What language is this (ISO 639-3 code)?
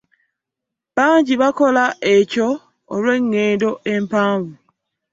lug